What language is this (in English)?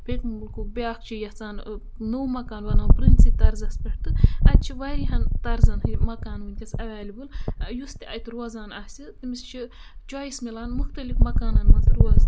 Kashmiri